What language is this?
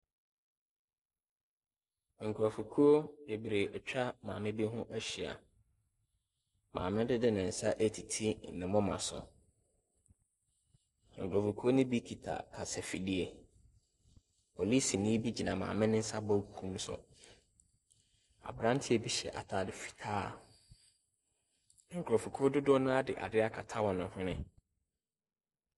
Akan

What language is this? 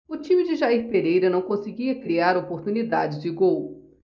Portuguese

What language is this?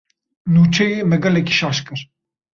Kurdish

